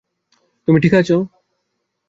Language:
Bangla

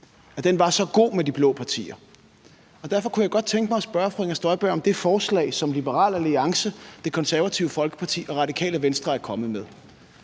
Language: Danish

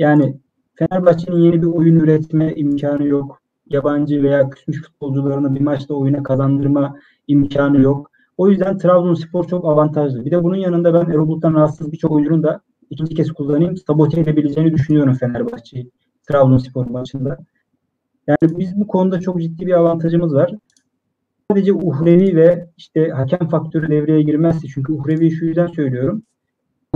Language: Turkish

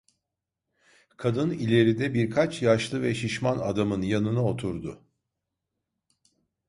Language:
Turkish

